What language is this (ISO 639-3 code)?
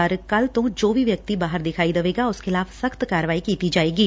pan